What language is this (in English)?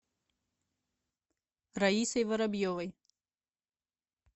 Russian